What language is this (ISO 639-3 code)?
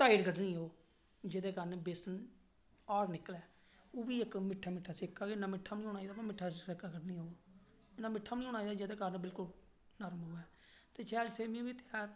doi